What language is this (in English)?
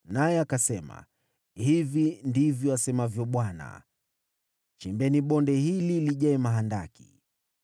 Swahili